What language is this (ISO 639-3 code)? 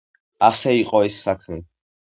kat